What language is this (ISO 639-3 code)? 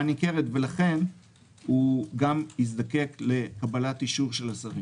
heb